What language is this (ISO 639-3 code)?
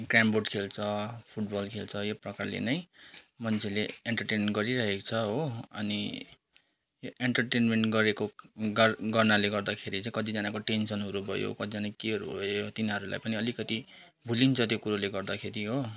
nep